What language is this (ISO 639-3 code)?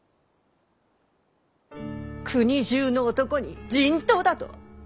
jpn